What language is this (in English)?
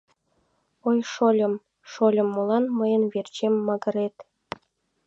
Mari